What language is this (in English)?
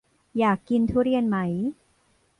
Thai